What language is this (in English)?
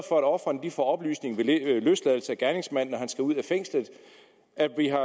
Danish